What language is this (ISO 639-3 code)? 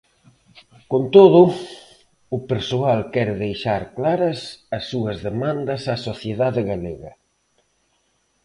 glg